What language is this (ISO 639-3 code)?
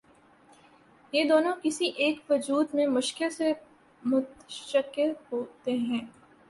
urd